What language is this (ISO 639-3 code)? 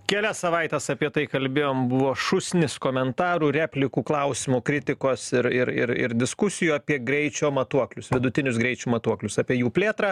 lit